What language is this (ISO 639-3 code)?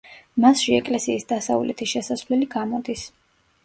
kat